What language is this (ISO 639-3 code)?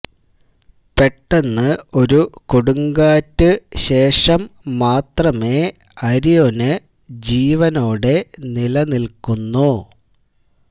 mal